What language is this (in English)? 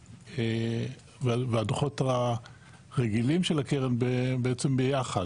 Hebrew